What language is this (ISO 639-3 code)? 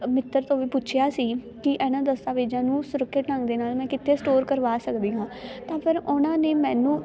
pan